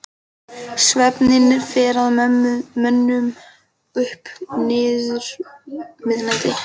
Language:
Icelandic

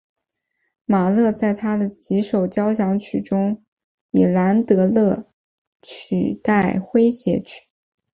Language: Chinese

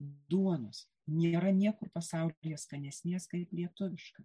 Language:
Lithuanian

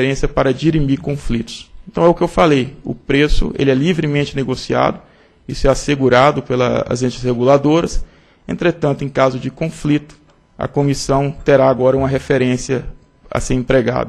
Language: Portuguese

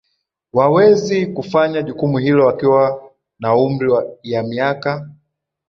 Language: Swahili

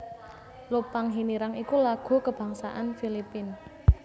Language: Javanese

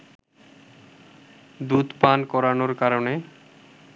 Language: Bangla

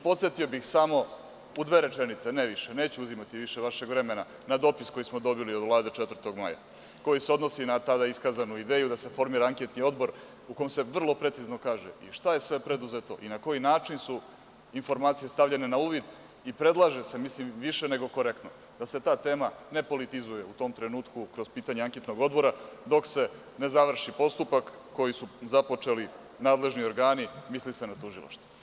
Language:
Serbian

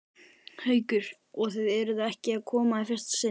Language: Icelandic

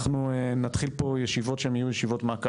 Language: Hebrew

